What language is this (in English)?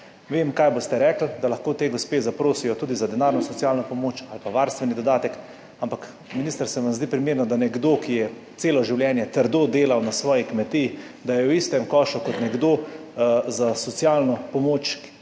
Slovenian